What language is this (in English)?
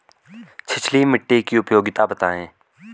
Hindi